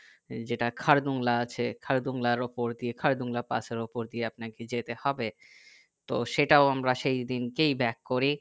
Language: Bangla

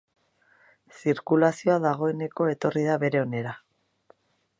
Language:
Basque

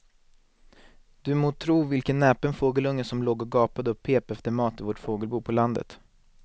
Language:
Swedish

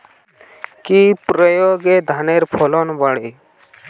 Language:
Bangla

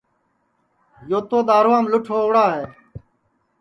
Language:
Sansi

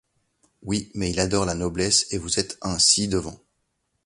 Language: French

